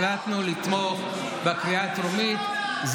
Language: Hebrew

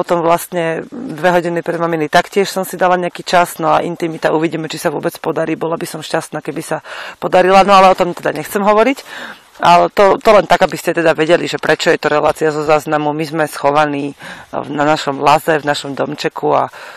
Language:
Slovak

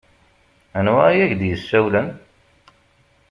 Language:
Kabyle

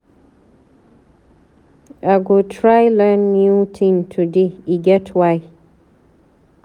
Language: Nigerian Pidgin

